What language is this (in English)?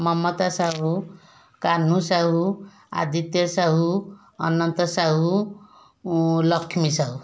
Odia